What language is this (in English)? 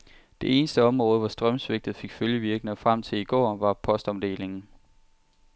Danish